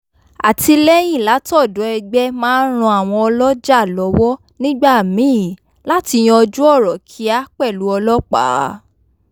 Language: Yoruba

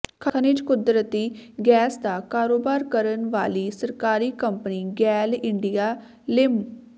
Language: Punjabi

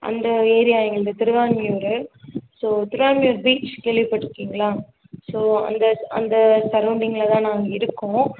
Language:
Tamil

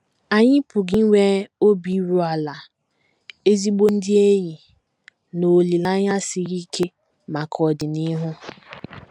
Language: Igbo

